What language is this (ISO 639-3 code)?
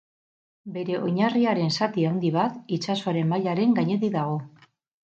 eus